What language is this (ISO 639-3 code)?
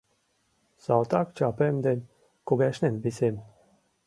chm